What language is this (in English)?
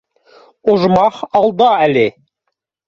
Bashkir